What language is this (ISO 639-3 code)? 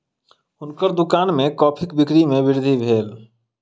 mai